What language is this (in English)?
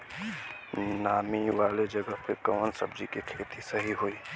Bhojpuri